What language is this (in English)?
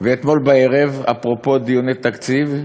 Hebrew